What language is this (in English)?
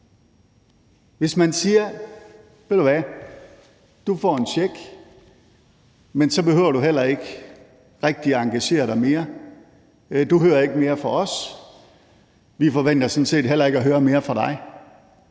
Danish